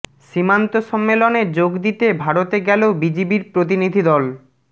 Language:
Bangla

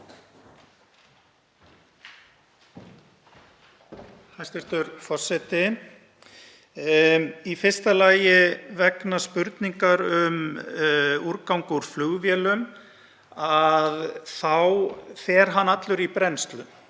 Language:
Icelandic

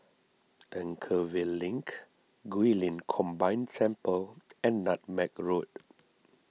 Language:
English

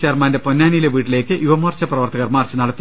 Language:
Malayalam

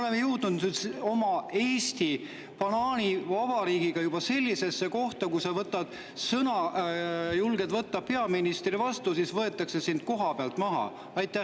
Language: Estonian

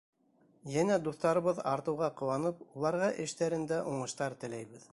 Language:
Bashkir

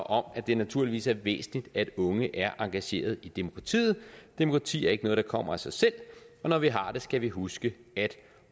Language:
Danish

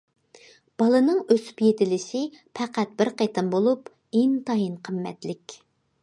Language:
Uyghur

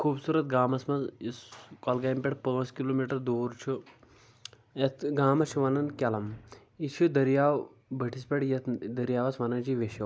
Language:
Kashmiri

